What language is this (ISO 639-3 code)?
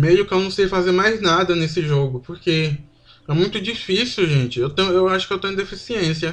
por